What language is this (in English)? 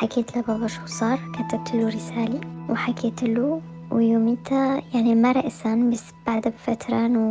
Arabic